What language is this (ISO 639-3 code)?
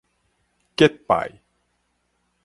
nan